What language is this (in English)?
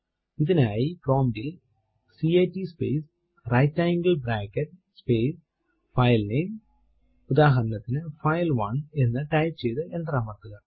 Malayalam